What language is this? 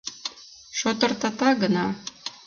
Mari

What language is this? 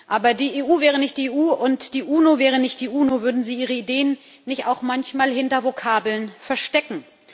German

